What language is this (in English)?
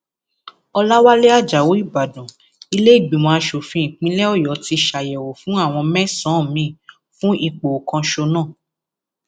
Yoruba